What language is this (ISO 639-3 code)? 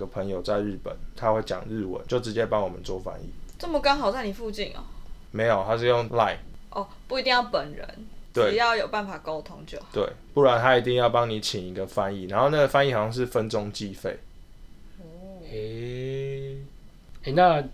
zho